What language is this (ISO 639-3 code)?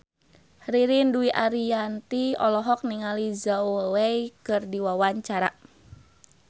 sun